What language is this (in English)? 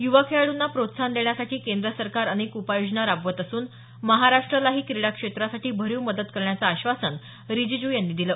Marathi